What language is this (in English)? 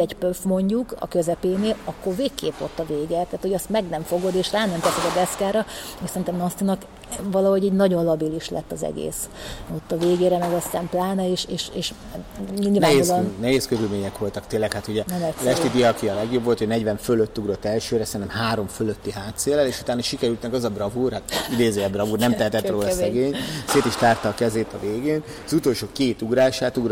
Hungarian